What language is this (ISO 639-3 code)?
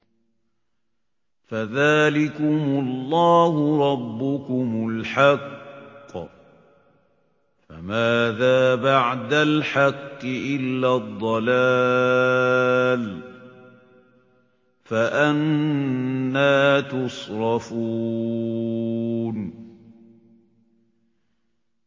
ara